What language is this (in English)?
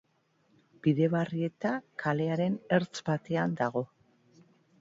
Basque